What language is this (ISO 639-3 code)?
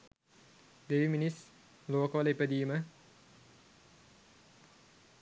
sin